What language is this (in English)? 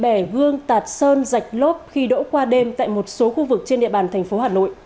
Vietnamese